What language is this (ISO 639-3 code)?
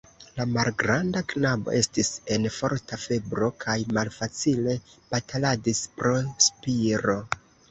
epo